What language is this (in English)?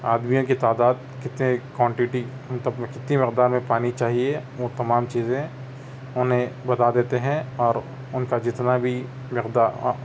Urdu